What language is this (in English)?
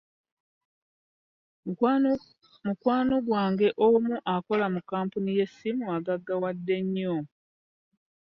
Ganda